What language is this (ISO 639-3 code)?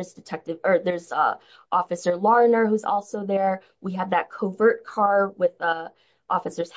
eng